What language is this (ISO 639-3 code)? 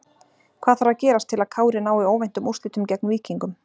isl